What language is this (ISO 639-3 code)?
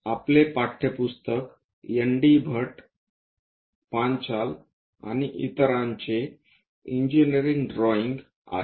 mar